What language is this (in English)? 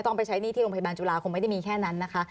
Thai